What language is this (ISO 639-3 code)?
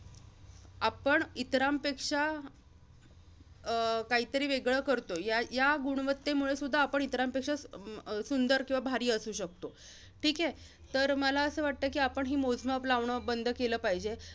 mar